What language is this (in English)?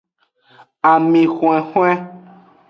Aja (Benin)